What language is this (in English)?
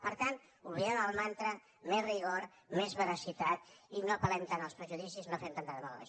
Catalan